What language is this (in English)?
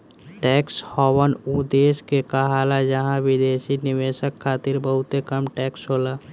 Bhojpuri